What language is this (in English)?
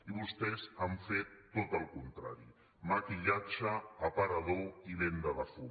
Catalan